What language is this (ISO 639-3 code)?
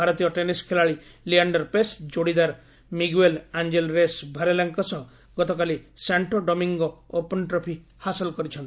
ori